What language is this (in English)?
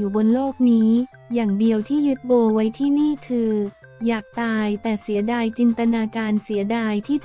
Thai